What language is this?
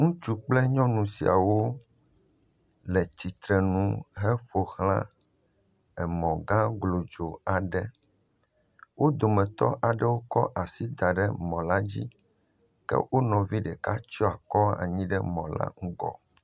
Ewe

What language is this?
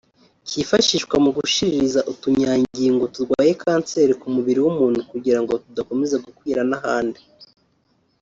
Kinyarwanda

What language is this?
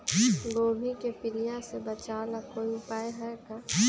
Magahi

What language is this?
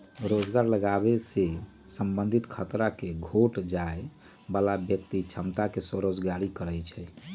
Magahi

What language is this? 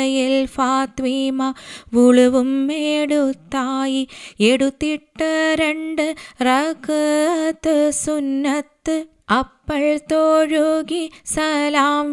Malayalam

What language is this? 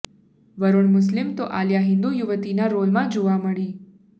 Gujarati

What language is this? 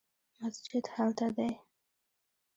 Pashto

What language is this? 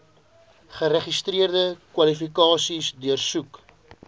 Afrikaans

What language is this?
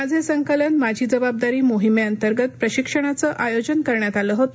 Marathi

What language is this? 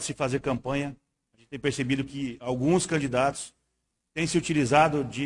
Portuguese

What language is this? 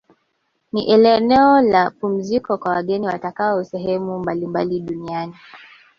Swahili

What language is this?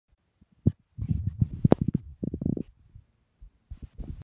Spanish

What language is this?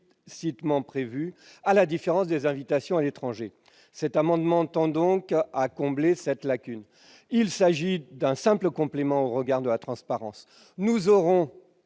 French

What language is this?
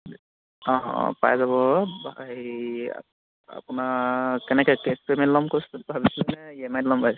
Assamese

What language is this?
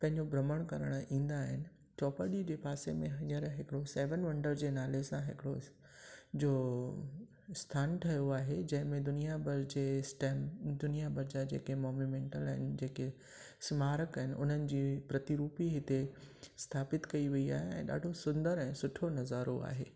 Sindhi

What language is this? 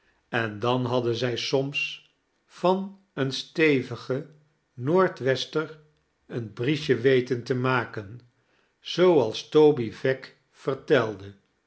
Dutch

